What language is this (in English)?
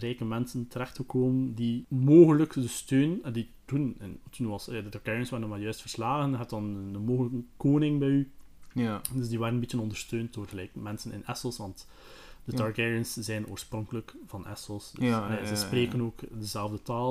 Dutch